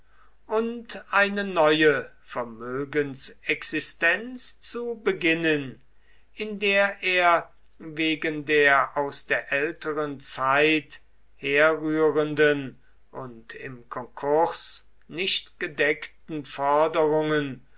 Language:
German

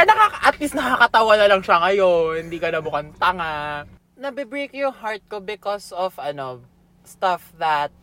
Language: Filipino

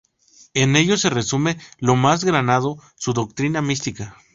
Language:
Spanish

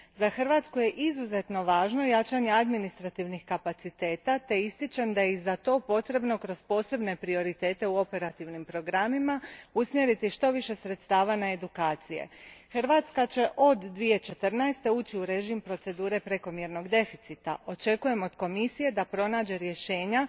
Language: Croatian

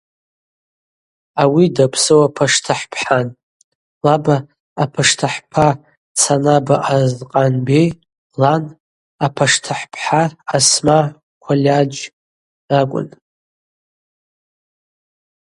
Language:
Abaza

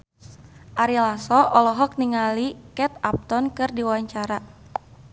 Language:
Sundanese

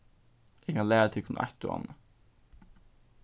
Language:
Faroese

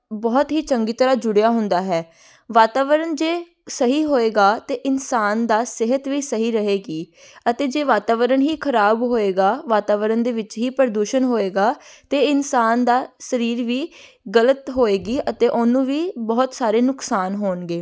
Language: Punjabi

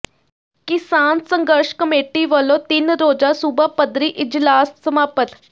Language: Punjabi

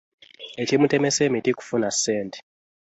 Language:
Ganda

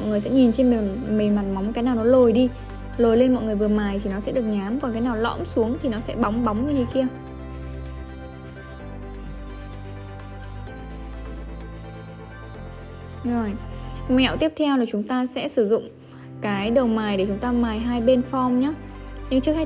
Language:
Vietnamese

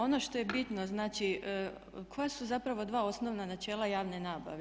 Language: Croatian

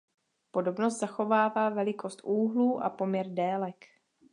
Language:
Czech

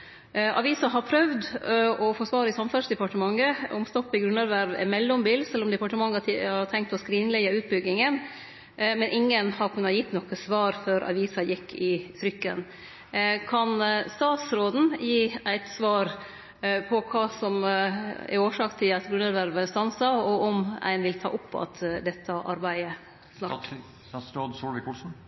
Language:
Norwegian Nynorsk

